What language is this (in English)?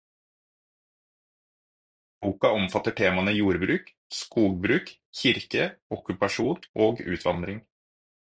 Norwegian Bokmål